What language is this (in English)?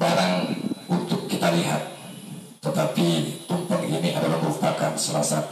Indonesian